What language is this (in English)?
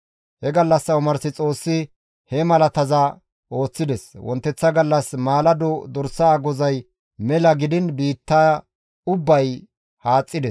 Gamo